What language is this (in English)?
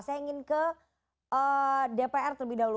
Indonesian